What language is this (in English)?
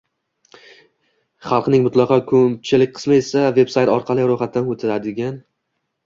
Uzbek